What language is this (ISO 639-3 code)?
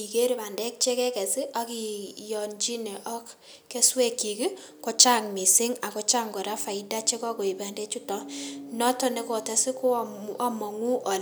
kln